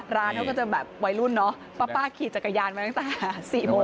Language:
Thai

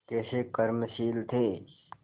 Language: Hindi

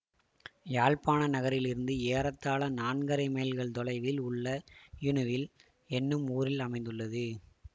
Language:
Tamil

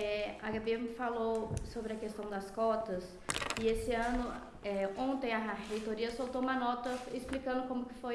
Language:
Portuguese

